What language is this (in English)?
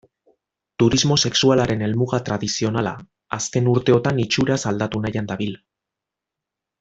Basque